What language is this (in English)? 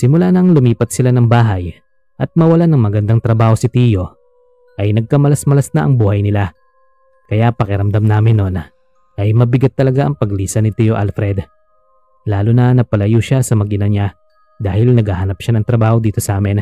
Filipino